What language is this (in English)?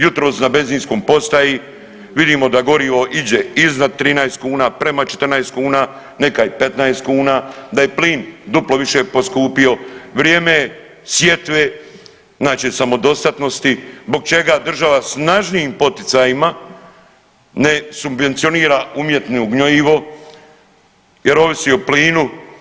Croatian